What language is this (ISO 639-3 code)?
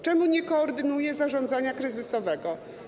pol